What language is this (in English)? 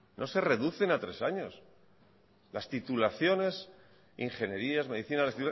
Spanish